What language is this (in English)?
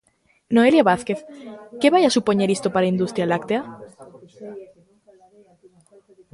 Galician